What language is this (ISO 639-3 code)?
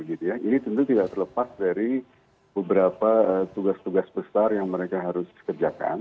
ind